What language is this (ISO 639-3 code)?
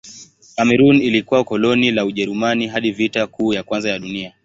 swa